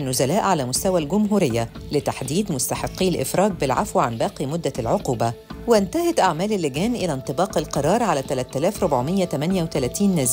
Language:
Arabic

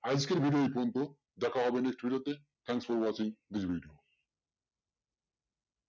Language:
Bangla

